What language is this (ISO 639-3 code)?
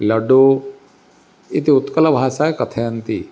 san